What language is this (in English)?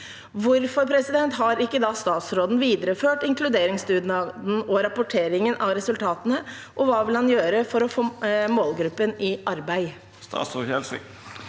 Norwegian